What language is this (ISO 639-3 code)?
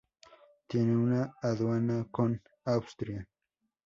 spa